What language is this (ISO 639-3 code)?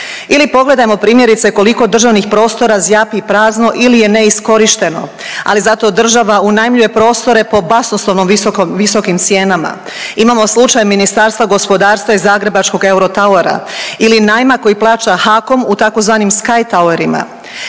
hrv